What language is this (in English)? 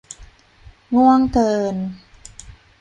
Thai